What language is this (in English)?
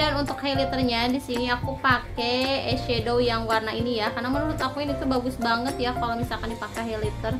Indonesian